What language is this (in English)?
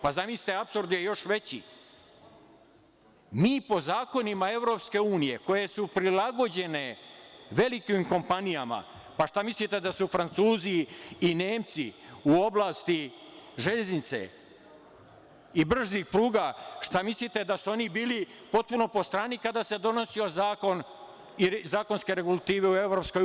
Serbian